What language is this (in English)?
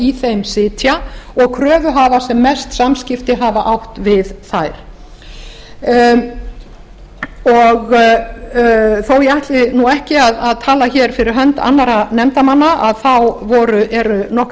Icelandic